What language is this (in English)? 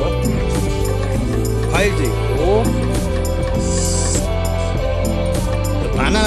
Korean